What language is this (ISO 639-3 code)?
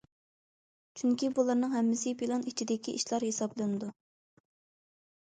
uig